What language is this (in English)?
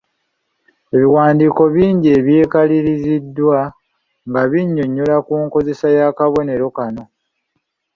Ganda